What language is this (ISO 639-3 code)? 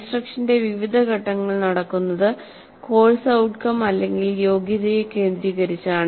mal